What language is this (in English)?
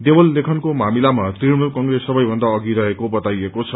Nepali